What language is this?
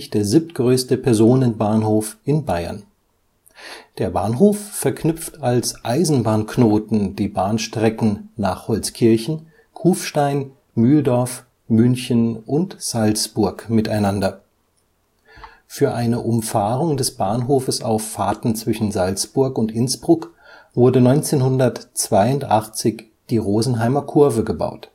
German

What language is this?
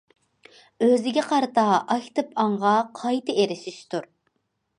Uyghur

